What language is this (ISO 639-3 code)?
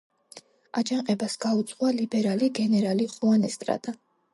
kat